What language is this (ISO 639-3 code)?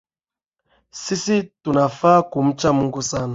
swa